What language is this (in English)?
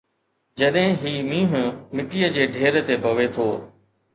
Sindhi